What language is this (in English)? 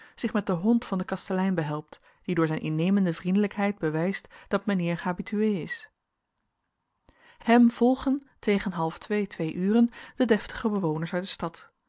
Dutch